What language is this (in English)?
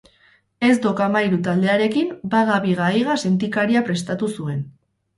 Basque